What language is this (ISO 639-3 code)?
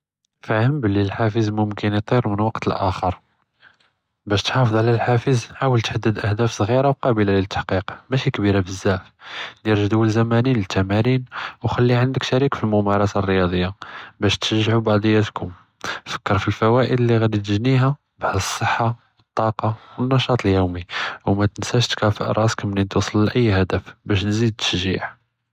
jrb